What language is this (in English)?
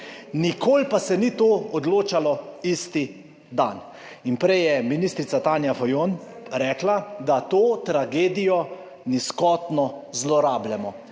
Slovenian